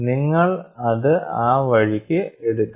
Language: Malayalam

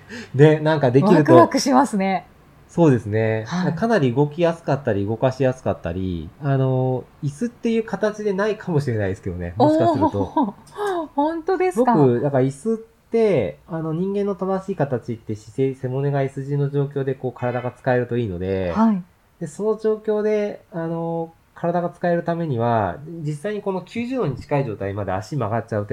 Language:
Japanese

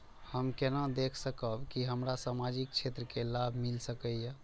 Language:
Maithili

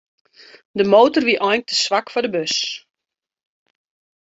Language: Western Frisian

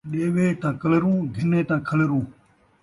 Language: Saraiki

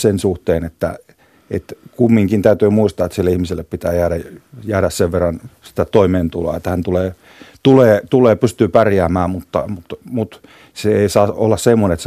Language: Finnish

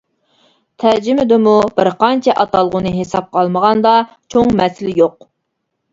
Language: Uyghur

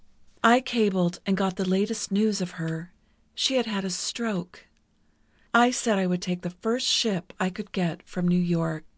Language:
English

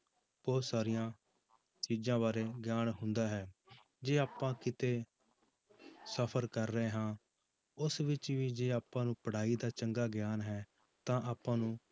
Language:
Punjabi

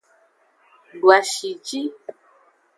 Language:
Aja (Benin)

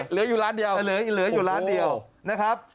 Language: Thai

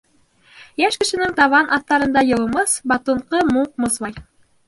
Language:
Bashkir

